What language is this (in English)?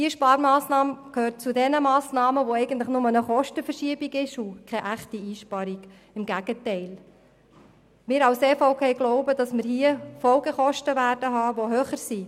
Swiss German